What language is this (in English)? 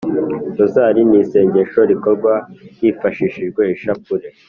Kinyarwanda